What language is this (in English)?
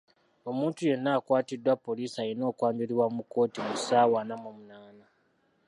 Ganda